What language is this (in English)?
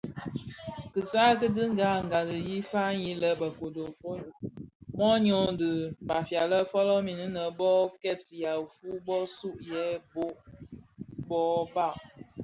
Bafia